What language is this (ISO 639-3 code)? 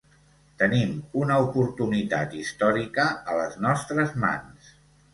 cat